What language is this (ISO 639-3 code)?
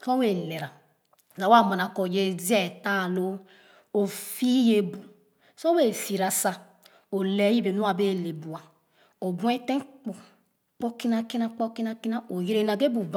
ogo